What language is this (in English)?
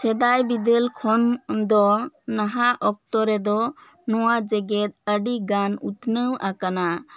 Santali